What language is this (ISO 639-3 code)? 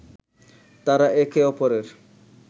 ben